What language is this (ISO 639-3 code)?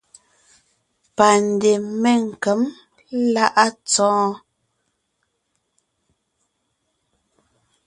nnh